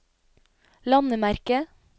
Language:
Norwegian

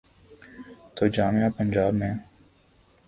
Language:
Urdu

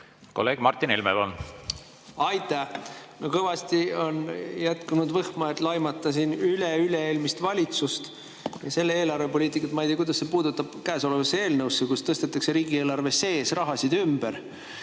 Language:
Estonian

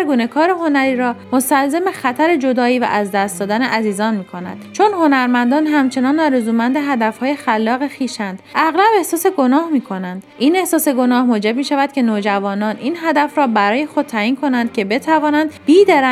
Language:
Persian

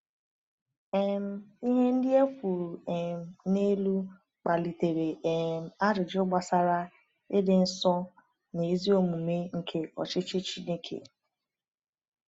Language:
Igbo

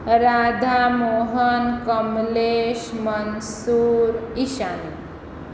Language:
Gujarati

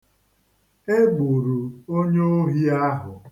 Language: Igbo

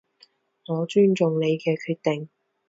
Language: Cantonese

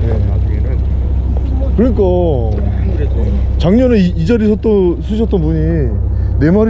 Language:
Korean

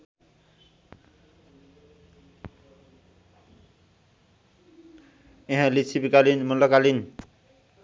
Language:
Nepali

